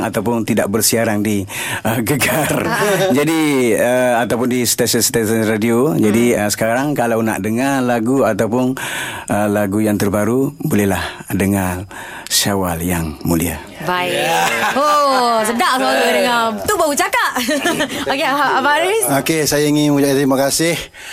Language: Malay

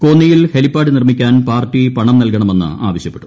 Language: Malayalam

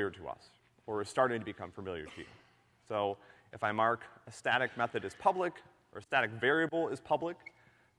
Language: English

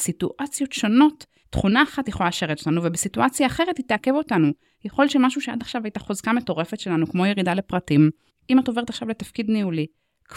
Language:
Hebrew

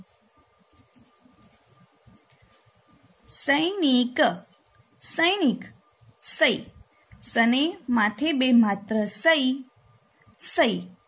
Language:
Gujarati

